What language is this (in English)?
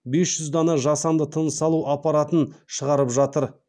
Kazakh